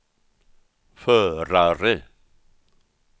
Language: Swedish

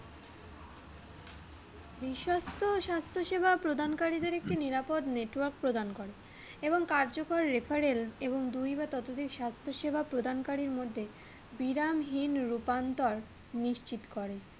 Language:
Bangla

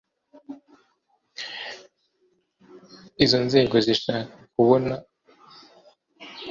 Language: Kinyarwanda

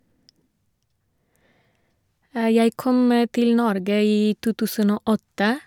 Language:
Norwegian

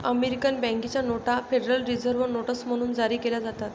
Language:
Marathi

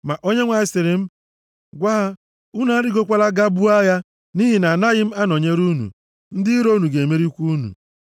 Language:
Igbo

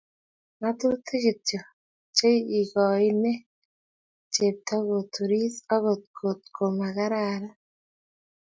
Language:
Kalenjin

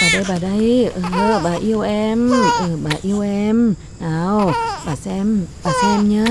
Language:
Vietnamese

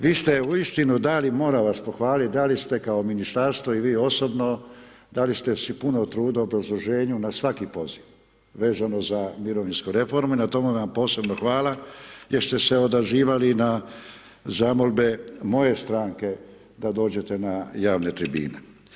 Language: Croatian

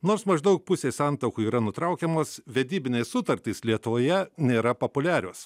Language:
Lithuanian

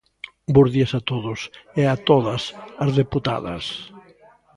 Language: Galician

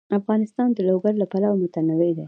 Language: Pashto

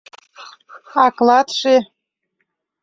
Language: Mari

